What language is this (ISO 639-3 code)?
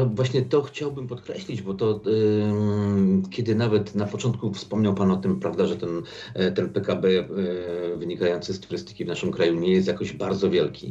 pol